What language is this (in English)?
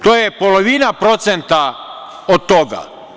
Serbian